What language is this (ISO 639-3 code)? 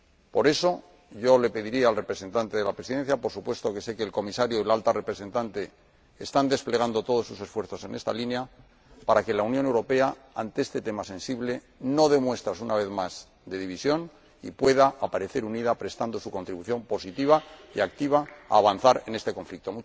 spa